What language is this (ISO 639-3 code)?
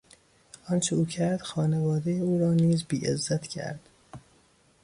fas